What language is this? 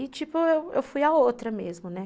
Portuguese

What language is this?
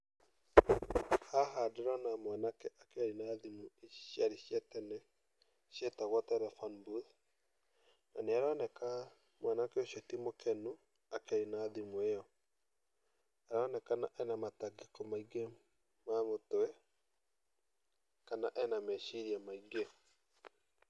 Kikuyu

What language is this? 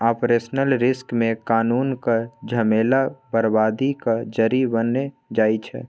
Maithili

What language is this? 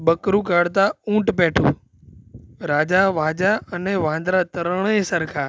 Gujarati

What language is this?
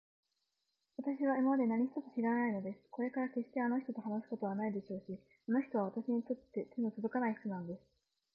Japanese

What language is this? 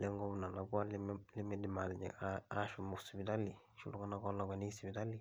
Masai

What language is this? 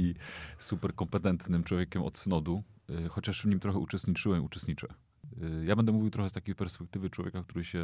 Polish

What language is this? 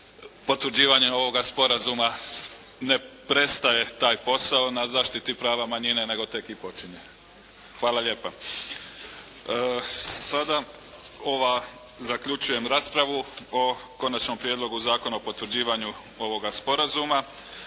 Croatian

